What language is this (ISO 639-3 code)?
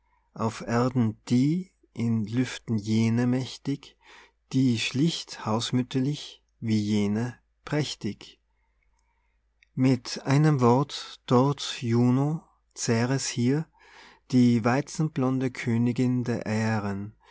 deu